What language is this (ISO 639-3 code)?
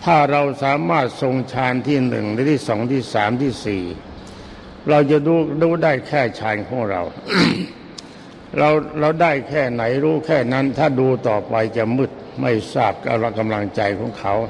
tha